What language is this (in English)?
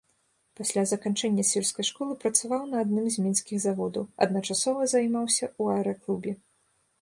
Belarusian